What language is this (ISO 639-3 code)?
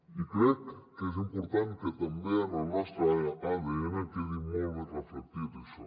cat